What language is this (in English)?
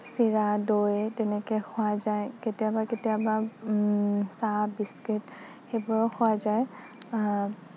Assamese